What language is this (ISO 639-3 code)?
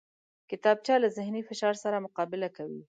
pus